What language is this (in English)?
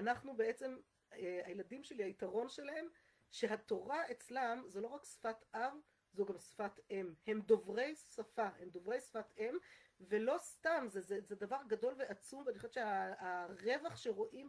Hebrew